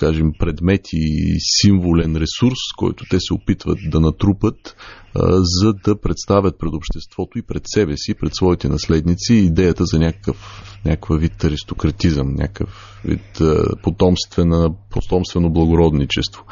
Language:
Bulgarian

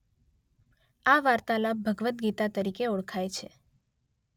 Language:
Gujarati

